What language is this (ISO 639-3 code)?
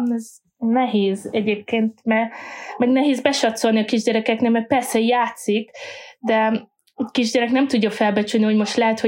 hun